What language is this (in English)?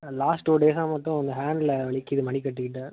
Tamil